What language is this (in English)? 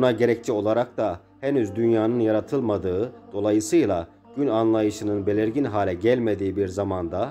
Turkish